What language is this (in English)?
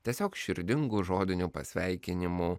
Lithuanian